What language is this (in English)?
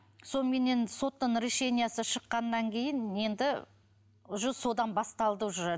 Kazakh